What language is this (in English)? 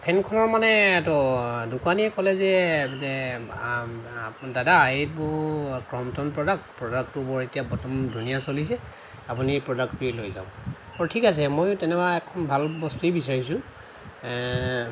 Assamese